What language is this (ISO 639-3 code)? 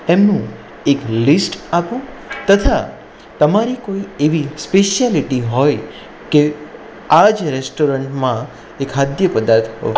guj